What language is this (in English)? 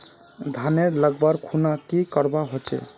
Magahi